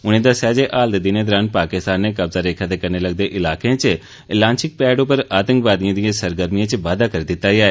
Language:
Dogri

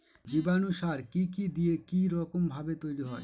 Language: Bangla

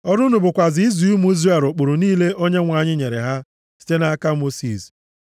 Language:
Igbo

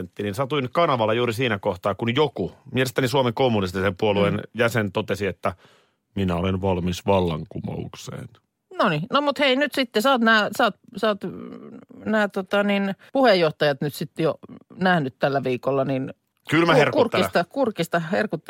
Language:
Finnish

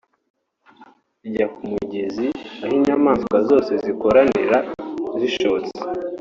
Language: Kinyarwanda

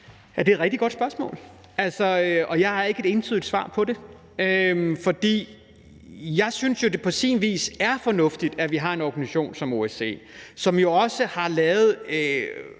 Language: Danish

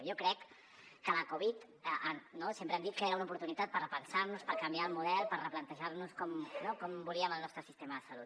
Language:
Catalan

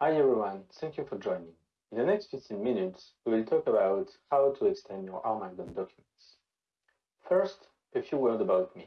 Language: English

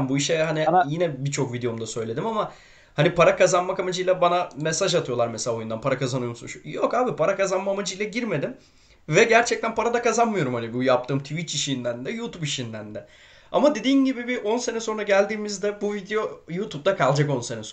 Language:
Turkish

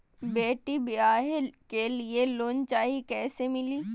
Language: Magahi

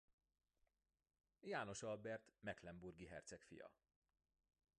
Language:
Hungarian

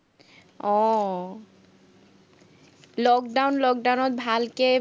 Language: Assamese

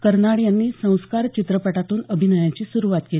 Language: Marathi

